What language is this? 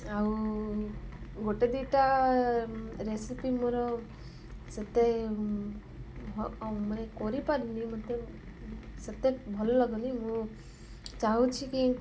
Odia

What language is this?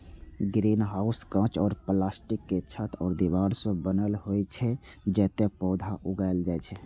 Maithili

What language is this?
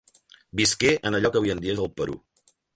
Catalan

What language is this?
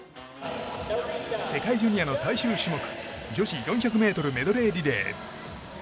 Japanese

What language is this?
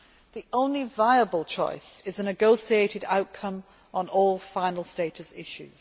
English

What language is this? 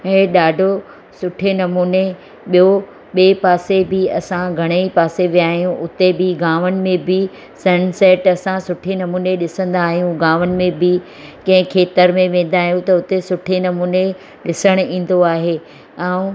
Sindhi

